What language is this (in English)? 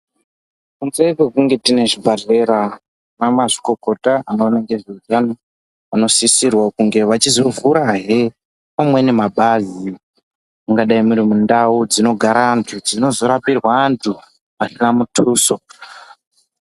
Ndau